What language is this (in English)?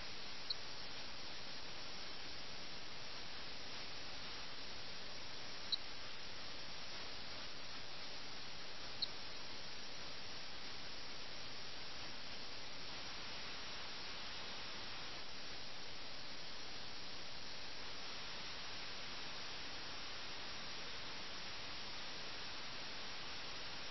Malayalam